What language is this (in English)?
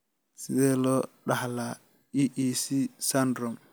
Somali